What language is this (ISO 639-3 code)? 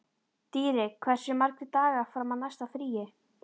isl